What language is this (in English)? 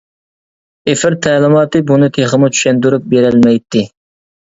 Uyghur